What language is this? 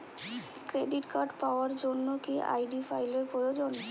Bangla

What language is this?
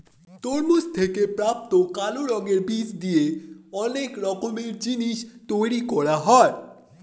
Bangla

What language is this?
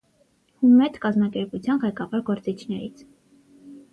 Armenian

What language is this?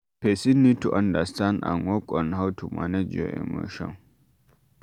Nigerian Pidgin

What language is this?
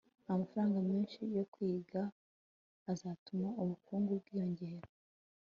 Kinyarwanda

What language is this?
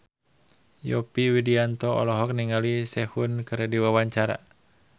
Sundanese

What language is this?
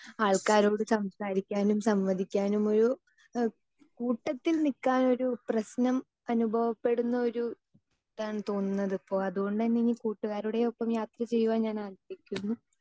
Malayalam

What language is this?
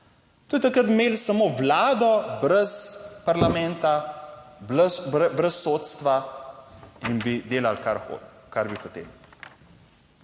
Slovenian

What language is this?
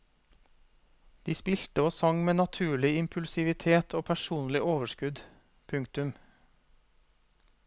Norwegian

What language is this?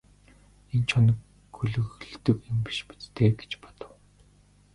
Mongolian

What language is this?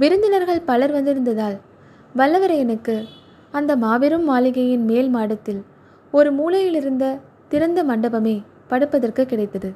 Tamil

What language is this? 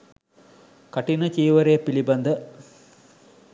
Sinhala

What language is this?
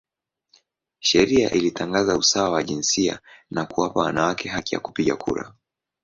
Swahili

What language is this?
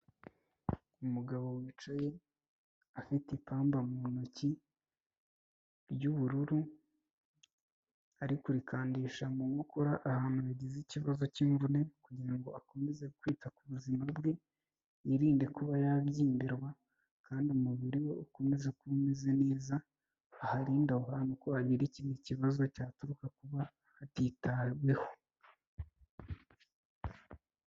Kinyarwanda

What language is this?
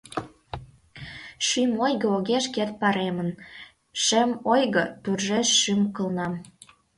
Mari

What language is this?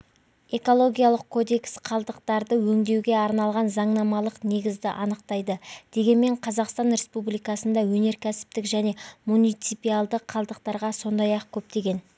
Kazakh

